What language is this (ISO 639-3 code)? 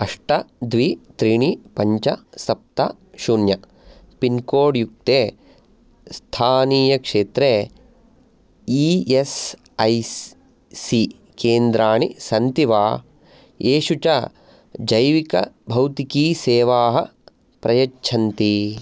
san